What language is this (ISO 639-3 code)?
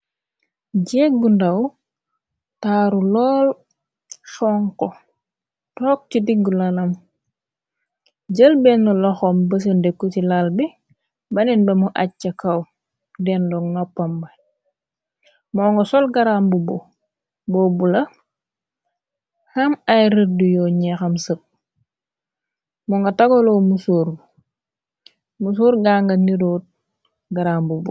wol